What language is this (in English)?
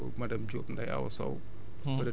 Wolof